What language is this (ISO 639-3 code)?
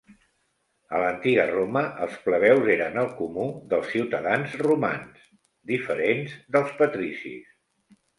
cat